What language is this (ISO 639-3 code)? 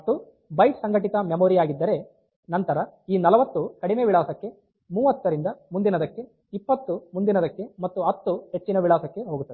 kan